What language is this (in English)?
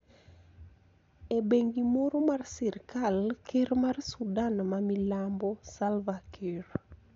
Luo (Kenya and Tanzania)